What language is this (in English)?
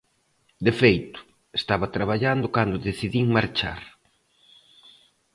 Galician